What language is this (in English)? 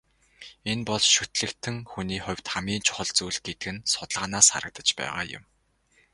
Mongolian